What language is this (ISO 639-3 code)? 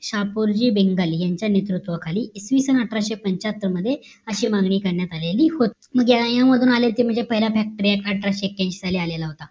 mar